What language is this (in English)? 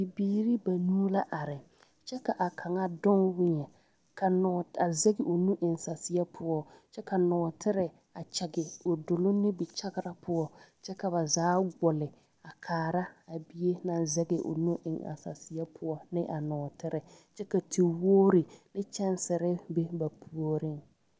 Southern Dagaare